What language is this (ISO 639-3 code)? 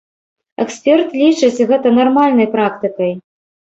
bel